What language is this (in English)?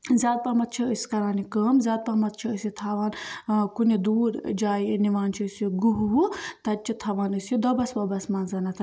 Kashmiri